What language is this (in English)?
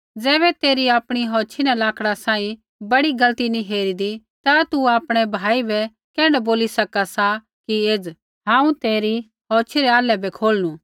Kullu Pahari